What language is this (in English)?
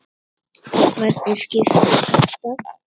Icelandic